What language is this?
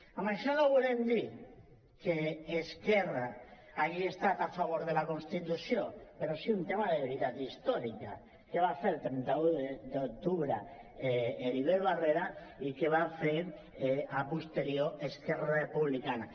Catalan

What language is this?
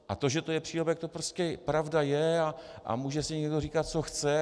Czech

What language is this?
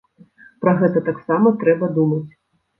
Belarusian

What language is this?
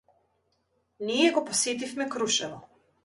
Macedonian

